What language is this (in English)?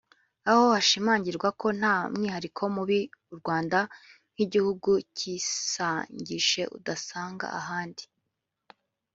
Kinyarwanda